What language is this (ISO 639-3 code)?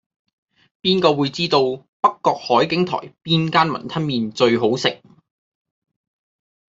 yue